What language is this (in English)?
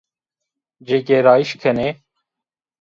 Zaza